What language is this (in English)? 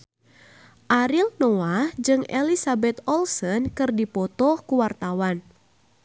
Sundanese